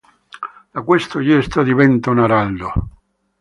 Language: Italian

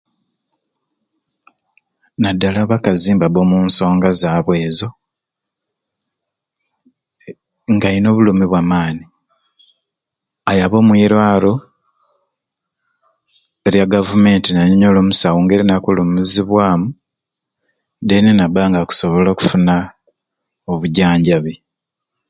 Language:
Ruuli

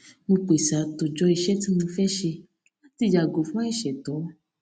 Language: Yoruba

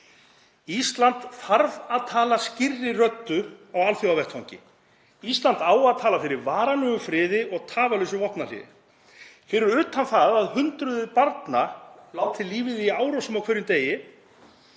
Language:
Icelandic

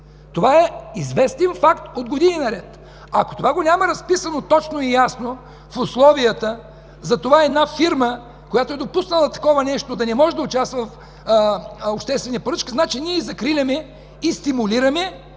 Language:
Bulgarian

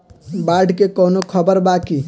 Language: Bhojpuri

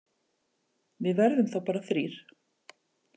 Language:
Icelandic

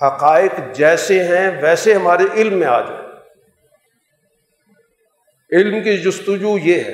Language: Urdu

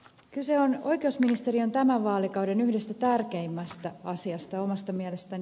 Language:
Finnish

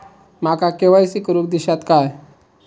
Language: Marathi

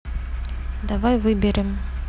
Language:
Russian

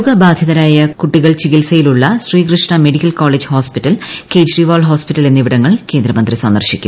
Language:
Malayalam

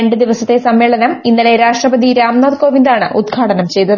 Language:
Malayalam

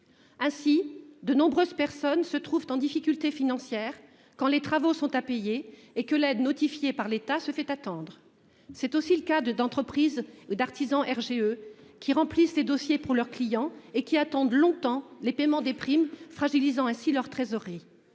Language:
French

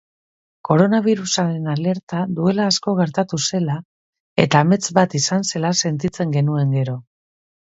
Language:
Basque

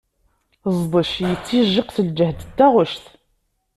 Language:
Kabyle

